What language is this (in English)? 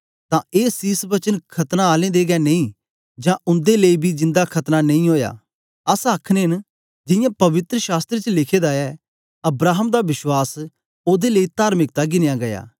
Dogri